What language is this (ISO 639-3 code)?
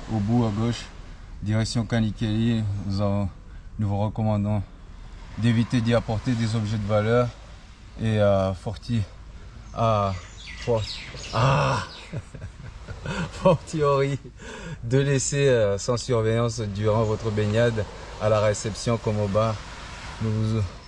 fra